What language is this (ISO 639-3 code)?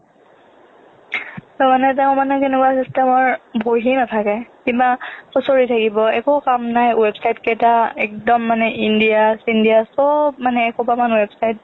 asm